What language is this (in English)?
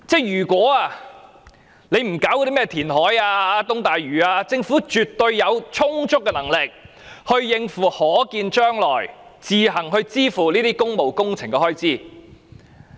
Cantonese